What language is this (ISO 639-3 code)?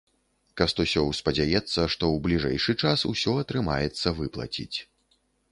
bel